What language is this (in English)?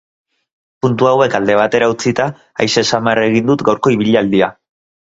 Basque